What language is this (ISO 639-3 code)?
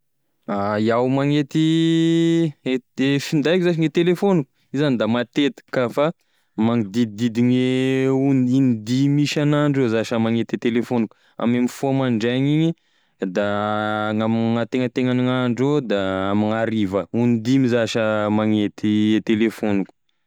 tkg